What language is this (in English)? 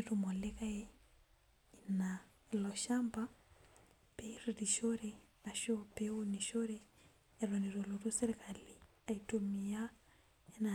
Masai